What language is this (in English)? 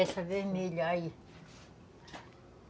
Portuguese